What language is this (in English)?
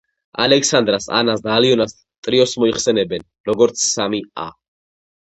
Georgian